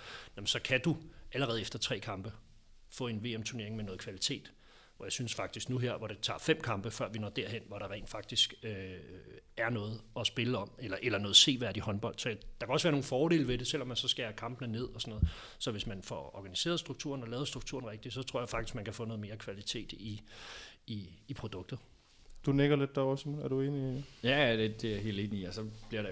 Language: Danish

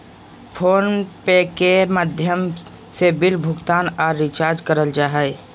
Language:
Magahi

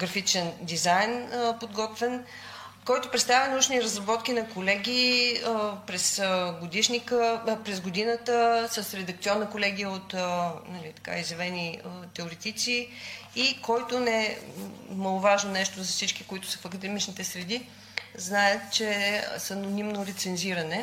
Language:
Bulgarian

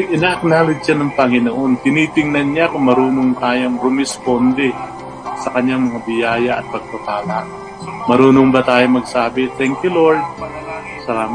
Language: Filipino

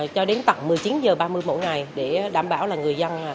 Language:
Vietnamese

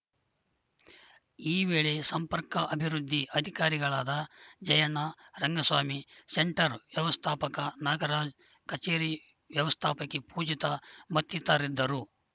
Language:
Kannada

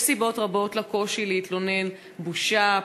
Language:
Hebrew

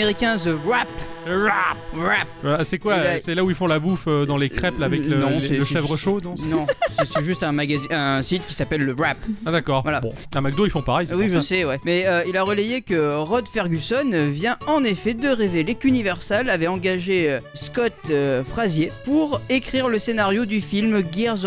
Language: French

